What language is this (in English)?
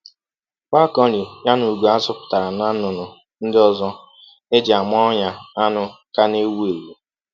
Igbo